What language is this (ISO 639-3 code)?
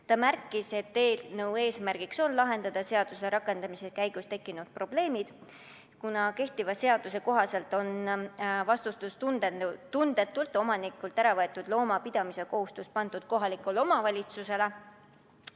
est